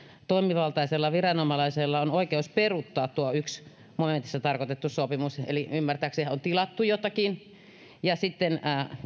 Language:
Finnish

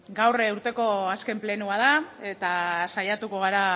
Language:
Basque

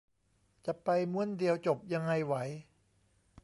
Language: Thai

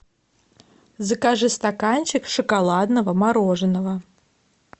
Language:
Russian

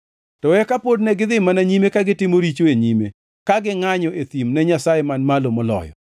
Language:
Luo (Kenya and Tanzania)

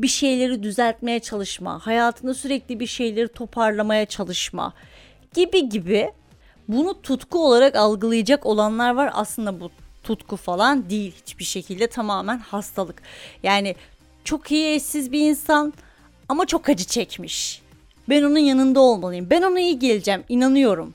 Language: Turkish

